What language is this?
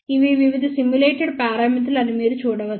Telugu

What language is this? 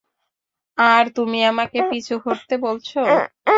Bangla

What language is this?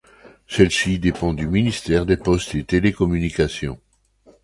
French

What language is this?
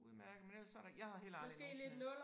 Danish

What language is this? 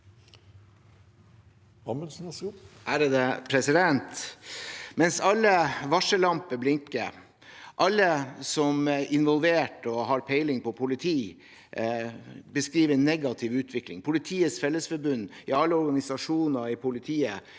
Norwegian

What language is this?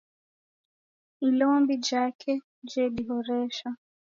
Taita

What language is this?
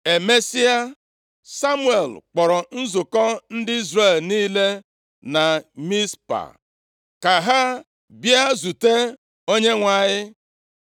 Igbo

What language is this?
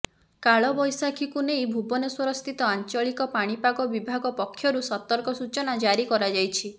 Odia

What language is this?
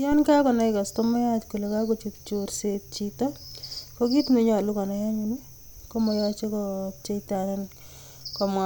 Kalenjin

